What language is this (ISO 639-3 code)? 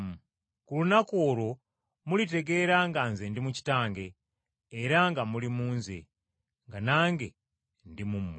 lug